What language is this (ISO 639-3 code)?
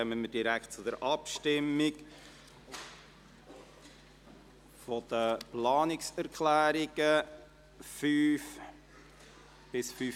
gsw